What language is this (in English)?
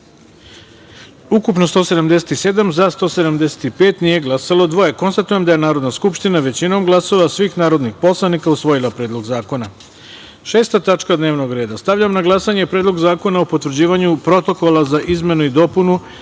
Serbian